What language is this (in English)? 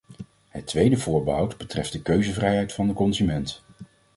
Dutch